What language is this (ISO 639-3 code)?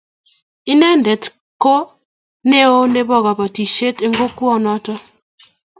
kln